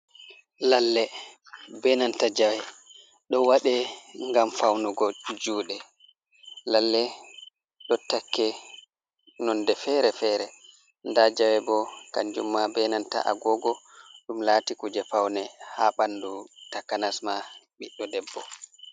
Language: Fula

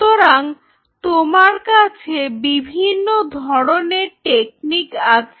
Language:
Bangla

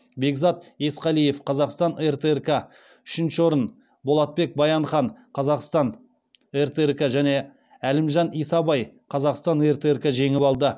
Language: Kazakh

